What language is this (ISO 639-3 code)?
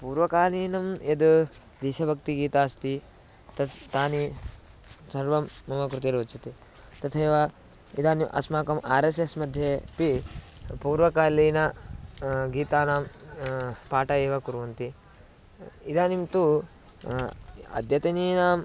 san